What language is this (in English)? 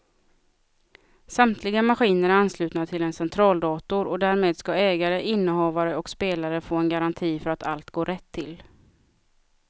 Swedish